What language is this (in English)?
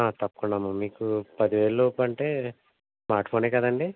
Telugu